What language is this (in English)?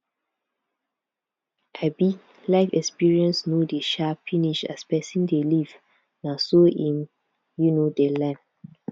Nigerian Pidgin